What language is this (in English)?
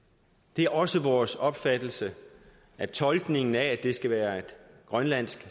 Danish